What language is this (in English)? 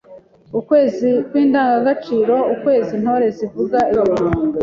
Kinyarwanda